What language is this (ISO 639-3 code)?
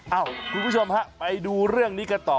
tha